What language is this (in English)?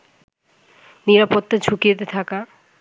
Bangla